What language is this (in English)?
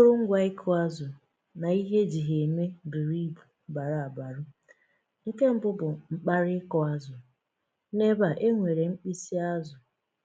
Igbo